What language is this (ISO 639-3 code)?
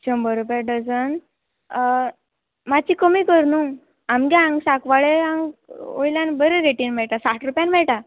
kok